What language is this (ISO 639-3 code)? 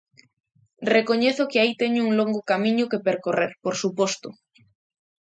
glg